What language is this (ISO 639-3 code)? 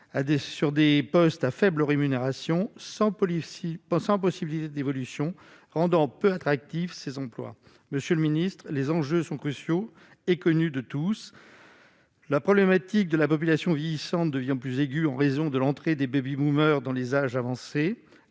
fra